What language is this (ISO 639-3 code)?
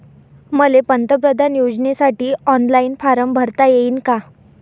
mar